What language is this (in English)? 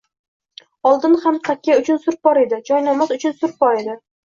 Uzbek